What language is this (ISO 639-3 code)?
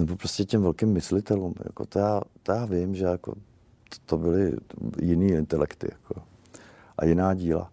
ces